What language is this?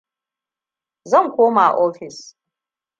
Hausa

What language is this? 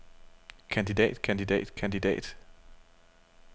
Danish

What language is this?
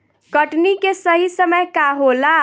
Bhojpuri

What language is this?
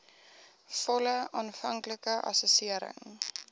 Afrikaans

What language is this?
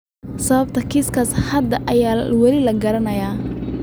Somali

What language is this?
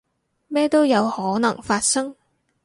Cantonese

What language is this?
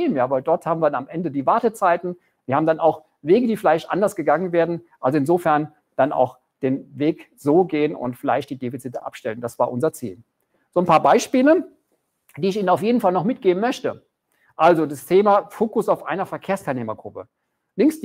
German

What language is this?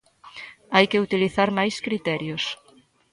Galician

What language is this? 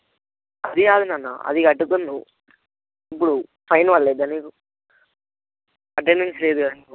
Telugu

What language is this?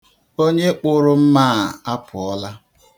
Igbo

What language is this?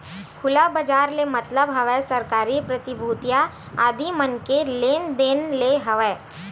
Chhattisgarhi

